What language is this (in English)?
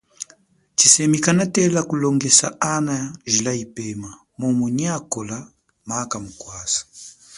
Chokwe